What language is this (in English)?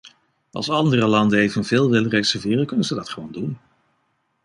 Dutch